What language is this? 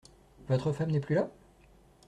French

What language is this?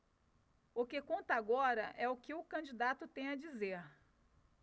Portuguese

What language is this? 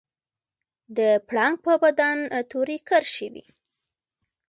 Pashto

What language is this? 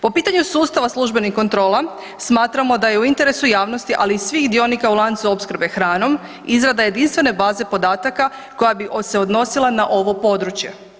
Croatian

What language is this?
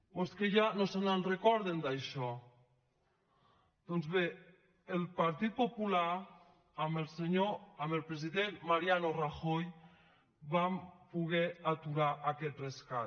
Catalan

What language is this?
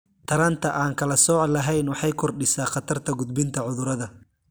Somali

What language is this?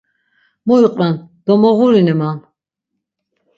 Laz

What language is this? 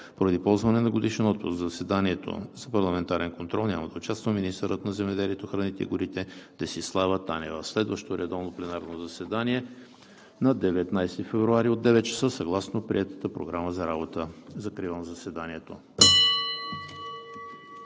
Bulgarian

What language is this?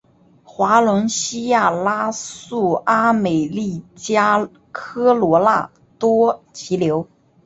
Chinese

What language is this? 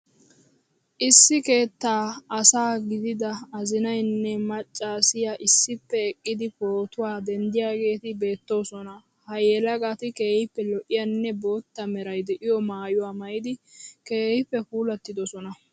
Wolaytta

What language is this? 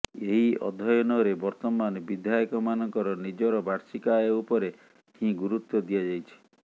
Odia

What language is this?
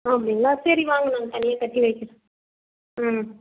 Tamil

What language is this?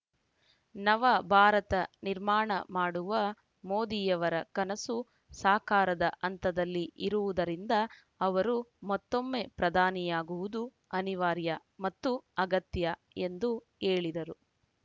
Kannada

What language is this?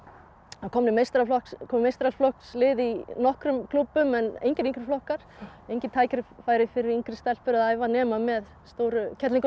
Icelandic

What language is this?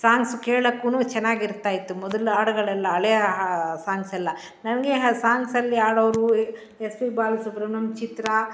Kannada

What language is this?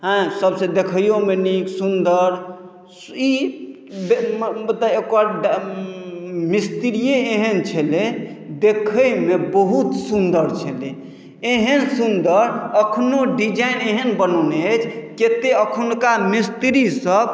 Maithili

